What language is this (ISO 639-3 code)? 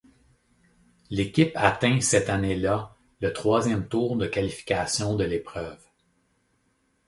fra